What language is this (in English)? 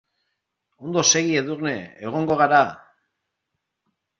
Basque